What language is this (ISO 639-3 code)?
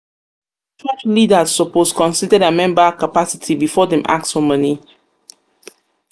pcm